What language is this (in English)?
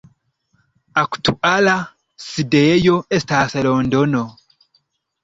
Esperanto